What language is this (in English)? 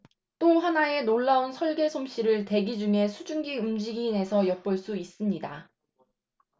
Korean